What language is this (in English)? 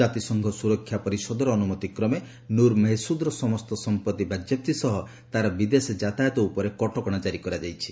Odia